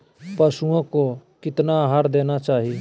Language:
Magahi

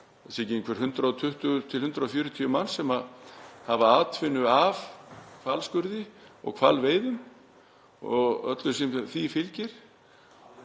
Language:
Icelandic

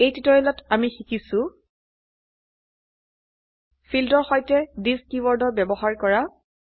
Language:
Assamese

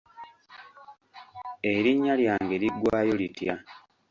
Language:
Ganda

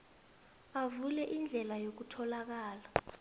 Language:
South Ndebele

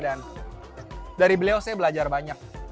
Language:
Indonesian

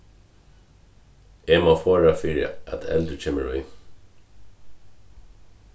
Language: Faroese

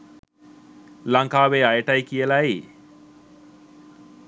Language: Sinhala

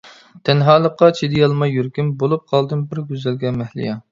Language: Uyghur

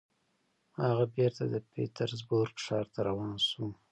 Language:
Pashto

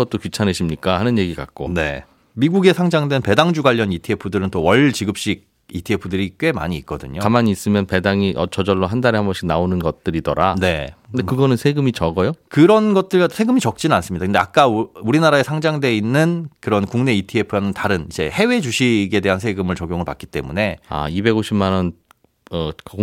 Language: Korean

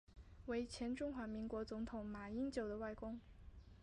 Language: Chinese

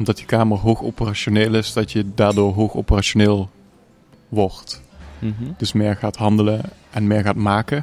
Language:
Dutch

